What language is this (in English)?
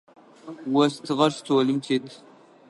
Adyghe